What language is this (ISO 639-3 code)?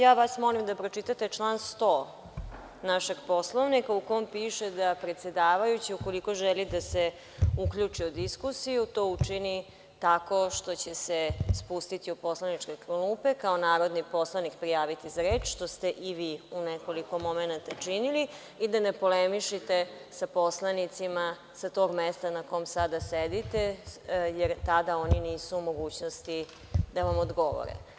srp